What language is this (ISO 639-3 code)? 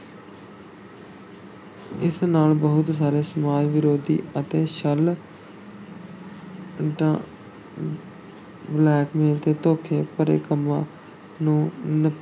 pan